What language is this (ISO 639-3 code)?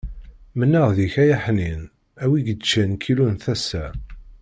kab